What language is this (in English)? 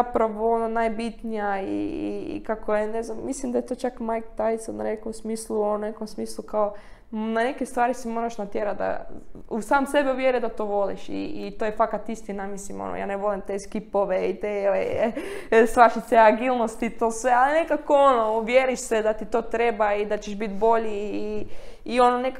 Croatian